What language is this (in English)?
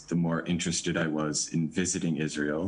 Hebrew